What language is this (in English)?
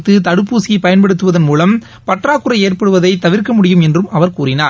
Tamil